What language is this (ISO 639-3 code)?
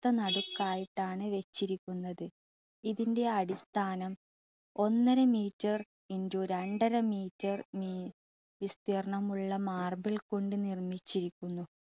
mal